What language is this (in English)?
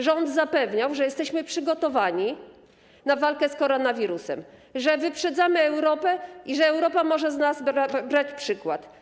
Polish